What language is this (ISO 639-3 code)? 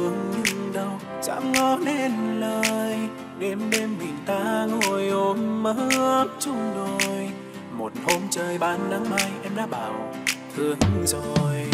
vie